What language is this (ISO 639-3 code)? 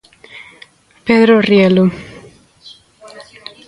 glg